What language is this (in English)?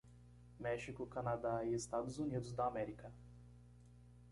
Portuguese